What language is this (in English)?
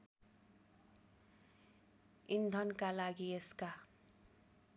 Nepali